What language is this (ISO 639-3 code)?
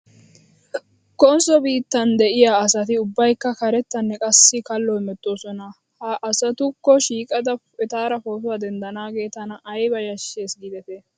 wal